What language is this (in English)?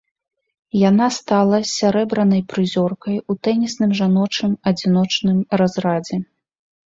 Belarusian